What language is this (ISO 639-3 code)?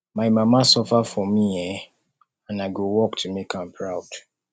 pcm